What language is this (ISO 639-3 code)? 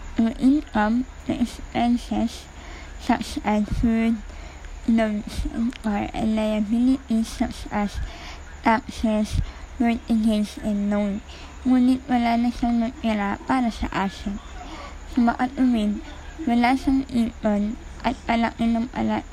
fil